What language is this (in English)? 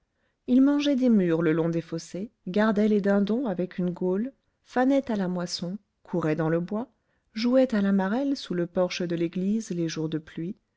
French